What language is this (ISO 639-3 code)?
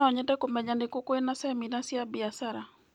kik